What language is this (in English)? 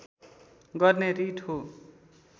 Nepali